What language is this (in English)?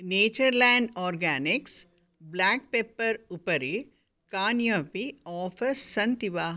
Sanskrit